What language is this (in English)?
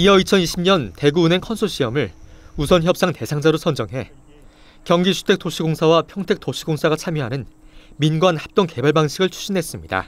Korean